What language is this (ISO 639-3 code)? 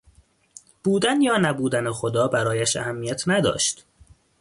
fas